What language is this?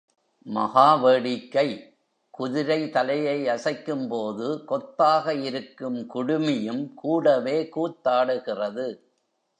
Tamil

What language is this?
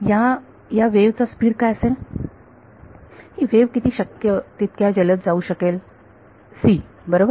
Marathi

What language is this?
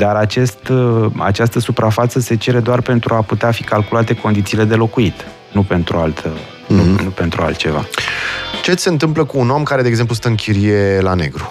Romanian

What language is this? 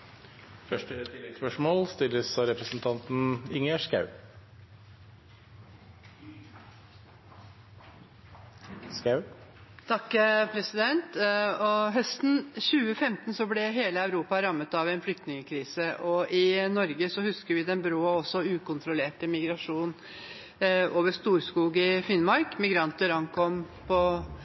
Norwegian Bokmål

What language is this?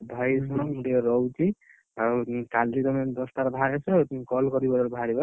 Odia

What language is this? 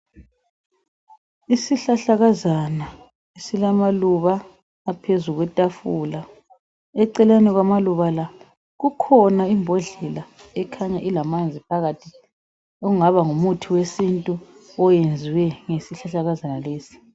North Ndebele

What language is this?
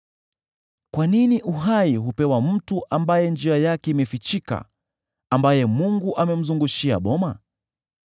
Swahili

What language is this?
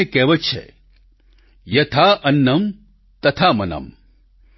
Gujarati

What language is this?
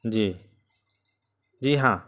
Urdu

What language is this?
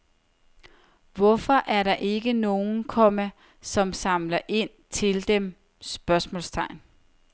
Danish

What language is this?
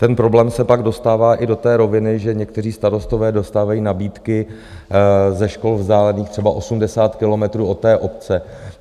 Czech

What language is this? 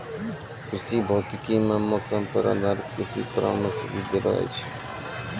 Maithili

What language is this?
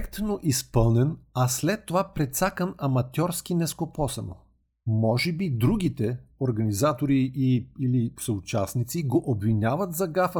Bulgarian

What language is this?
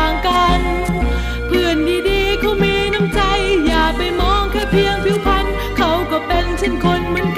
Thai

